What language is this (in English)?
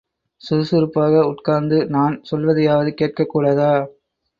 Tamil